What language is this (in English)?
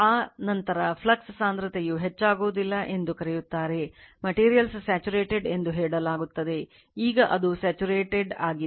Kannada